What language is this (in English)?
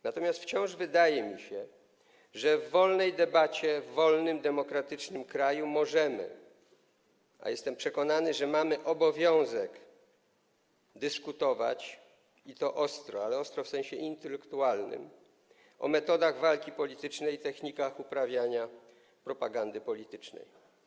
Polish